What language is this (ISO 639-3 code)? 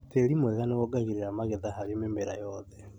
kik